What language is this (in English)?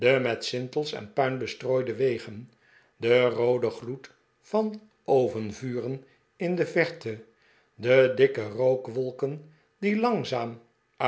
Dutch